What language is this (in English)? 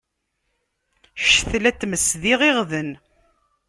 Kabyle